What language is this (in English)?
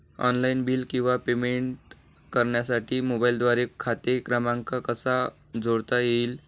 Marathi